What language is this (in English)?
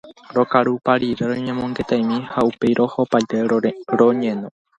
Guarani